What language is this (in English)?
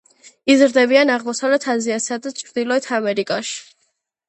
Georgian